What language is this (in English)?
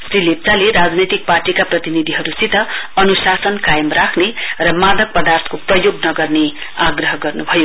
Nepali